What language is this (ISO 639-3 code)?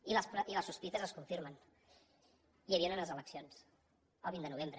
cat